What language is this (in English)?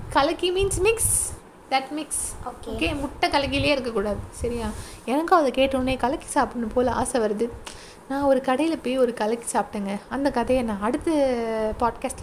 Tamil